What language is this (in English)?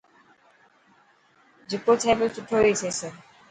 Dhatki